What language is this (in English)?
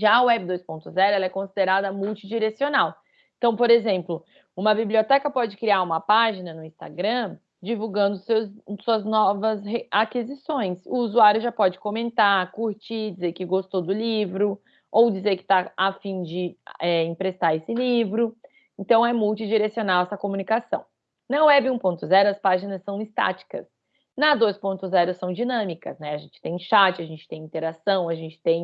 Portuguese